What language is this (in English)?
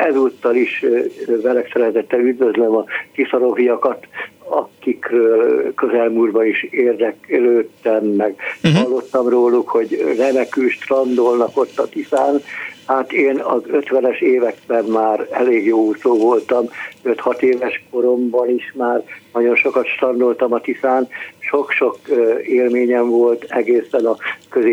Hungarian